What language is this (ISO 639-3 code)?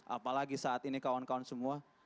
ind